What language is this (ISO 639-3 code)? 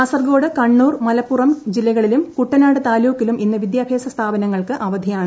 mal